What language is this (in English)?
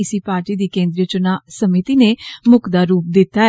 Dogri